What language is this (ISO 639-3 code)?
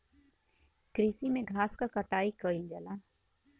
bho